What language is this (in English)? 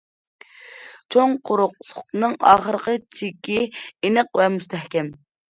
Uyghur